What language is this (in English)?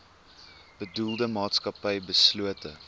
Afrikaans